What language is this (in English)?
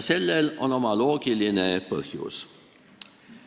Estonian